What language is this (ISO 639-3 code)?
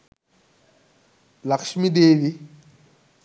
sin